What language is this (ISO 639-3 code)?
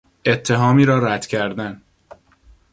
fas